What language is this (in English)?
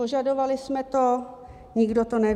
Czech